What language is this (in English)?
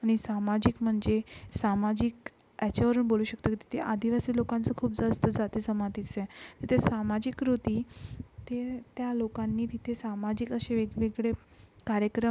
Marathi